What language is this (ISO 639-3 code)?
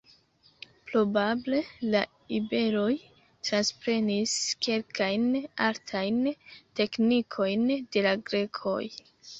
epo